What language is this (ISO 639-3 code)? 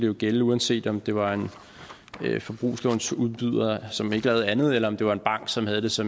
dan